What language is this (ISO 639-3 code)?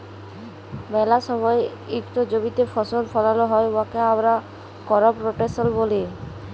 ben